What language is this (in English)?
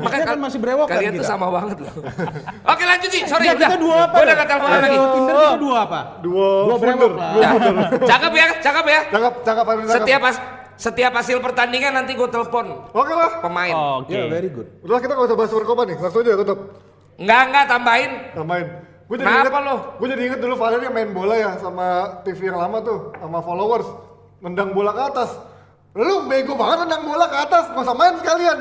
Indonesian